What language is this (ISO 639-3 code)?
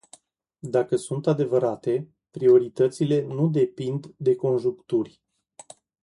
ron